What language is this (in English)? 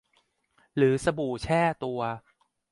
Thai